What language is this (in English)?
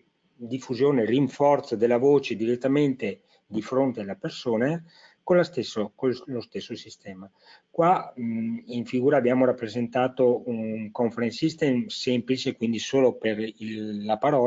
Italian